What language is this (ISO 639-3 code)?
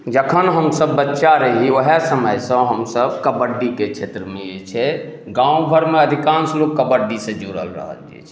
mai